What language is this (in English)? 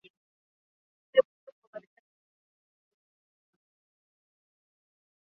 Swahili